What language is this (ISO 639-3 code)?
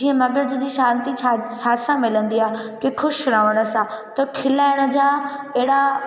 snd